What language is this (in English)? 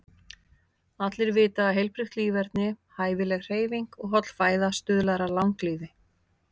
Icelandic